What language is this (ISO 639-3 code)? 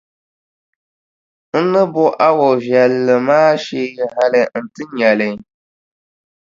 dag